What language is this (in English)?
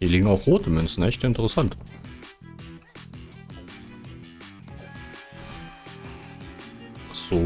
German